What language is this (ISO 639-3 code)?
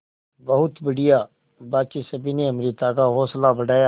hin